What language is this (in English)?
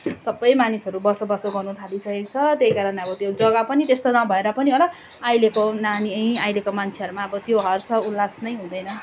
Nepali